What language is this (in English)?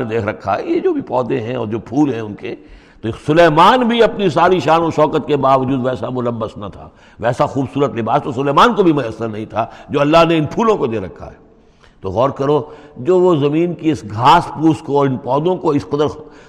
Urdu